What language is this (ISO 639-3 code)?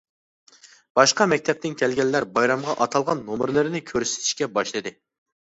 uig